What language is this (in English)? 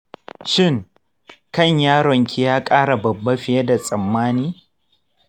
Hausa